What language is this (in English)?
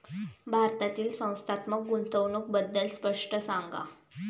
Marathi